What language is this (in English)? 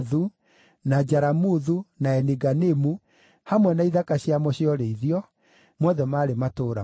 Kikuyu